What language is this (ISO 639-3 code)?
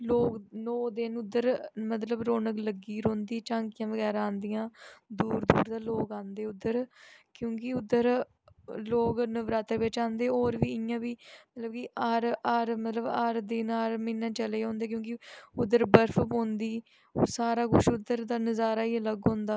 doi